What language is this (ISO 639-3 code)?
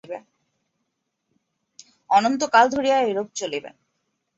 ben